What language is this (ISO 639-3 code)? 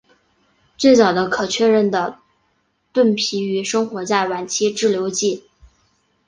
zho